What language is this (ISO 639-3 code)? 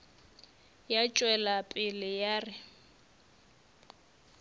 nso